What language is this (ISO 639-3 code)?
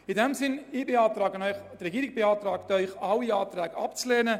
gsw